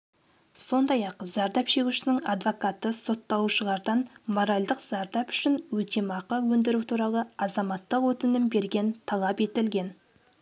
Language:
Kazakh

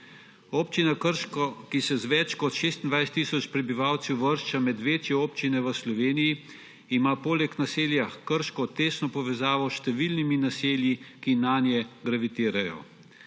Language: Slovenian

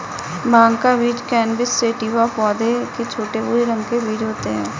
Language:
Hindi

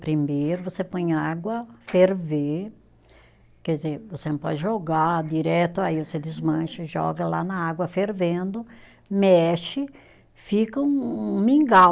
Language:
Portuguese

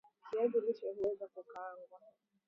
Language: Swahili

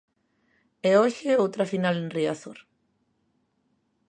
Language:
Galician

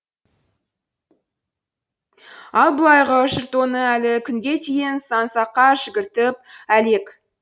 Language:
Kazakh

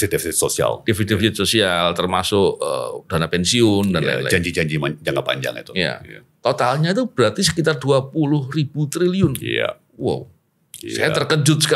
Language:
Indonesian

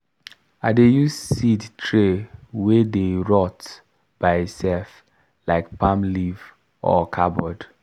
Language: Nigerian Pidgin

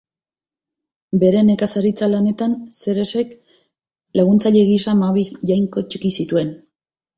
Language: Basque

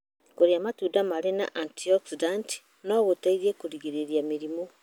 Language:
Kikuyu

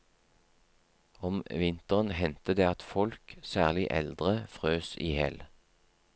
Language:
Norwegian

